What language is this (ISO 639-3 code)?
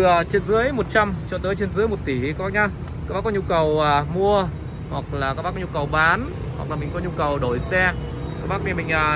vie